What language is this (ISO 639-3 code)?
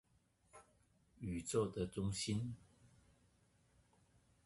zho